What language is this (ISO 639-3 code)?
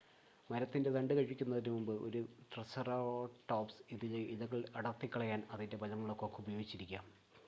mal